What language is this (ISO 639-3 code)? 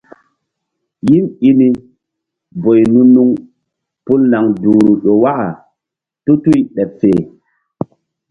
mdd